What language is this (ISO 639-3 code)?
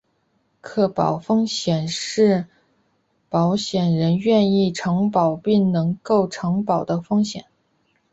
zho